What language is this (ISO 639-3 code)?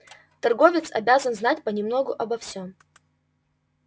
rus